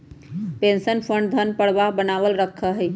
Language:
Magahi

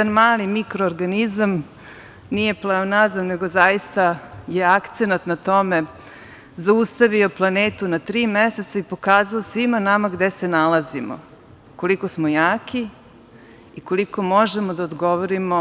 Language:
Serbian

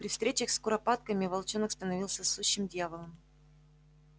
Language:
Russian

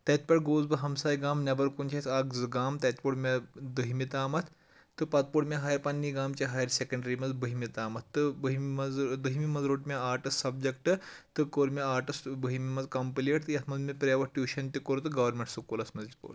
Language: Kashmiri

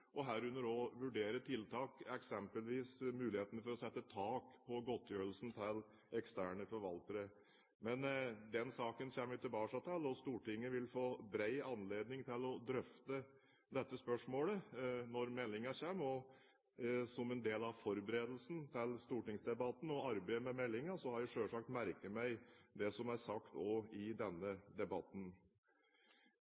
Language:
Norwegian Bokmål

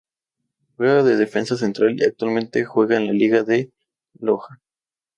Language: Spanish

